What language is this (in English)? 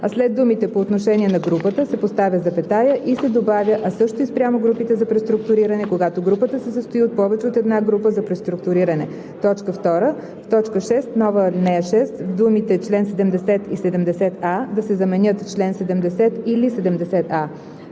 Bulgarian